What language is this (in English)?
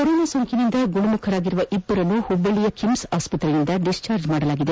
Kannada